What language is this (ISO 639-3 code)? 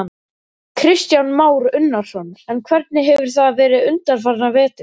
isl